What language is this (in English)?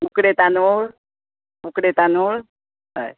Konkani